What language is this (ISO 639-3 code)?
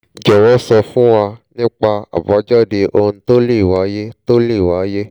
yor